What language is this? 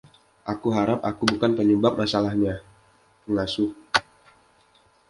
Indonesian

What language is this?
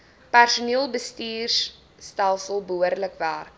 Afrikaans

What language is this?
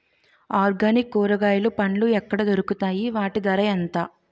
Telugu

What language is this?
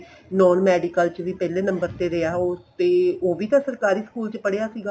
Punjabi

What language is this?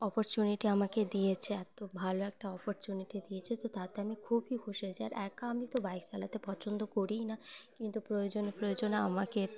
Bangla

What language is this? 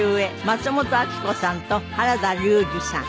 Japanese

